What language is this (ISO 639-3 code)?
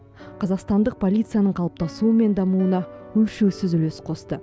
kaz